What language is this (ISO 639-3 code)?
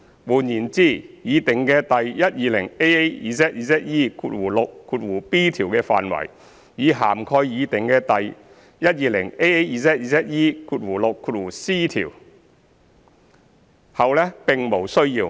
yue